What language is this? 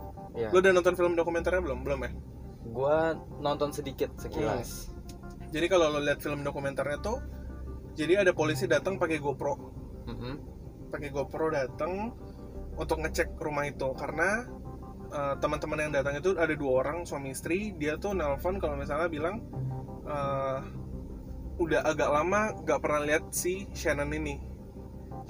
Indonesian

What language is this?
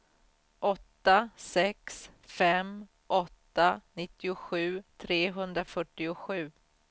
Swedish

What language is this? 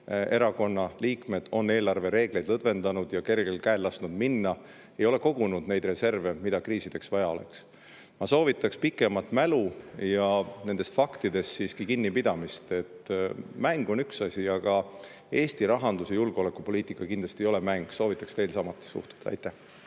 Estonian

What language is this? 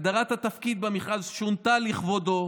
Hebrew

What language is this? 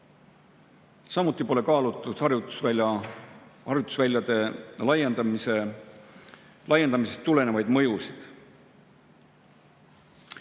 Estonian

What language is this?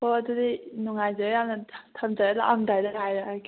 Manipuri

